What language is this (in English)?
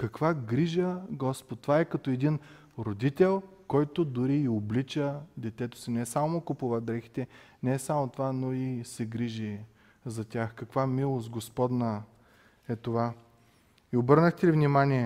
Bulgarian